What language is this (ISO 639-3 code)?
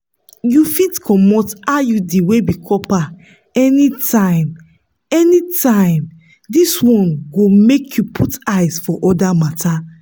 pcm